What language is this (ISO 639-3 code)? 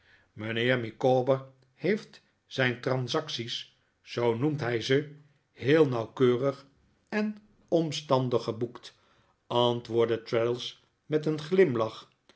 nld